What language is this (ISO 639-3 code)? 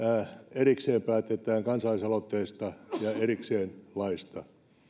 fin